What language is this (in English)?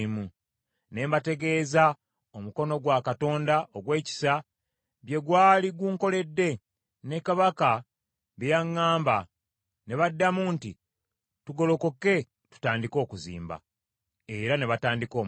Ganda